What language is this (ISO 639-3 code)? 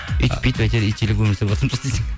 kaz